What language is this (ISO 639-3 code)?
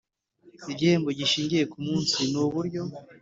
kin